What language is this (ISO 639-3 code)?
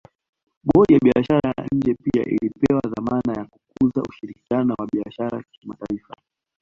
swa